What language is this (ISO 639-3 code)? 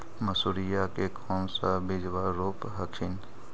mag